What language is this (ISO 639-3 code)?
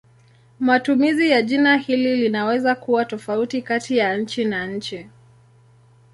swa